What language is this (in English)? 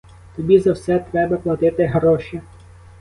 Ukrainian